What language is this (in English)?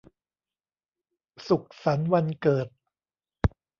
Thai